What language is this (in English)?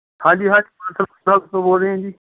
Punjabi